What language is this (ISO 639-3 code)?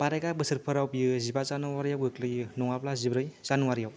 brx